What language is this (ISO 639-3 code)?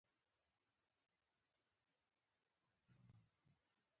pus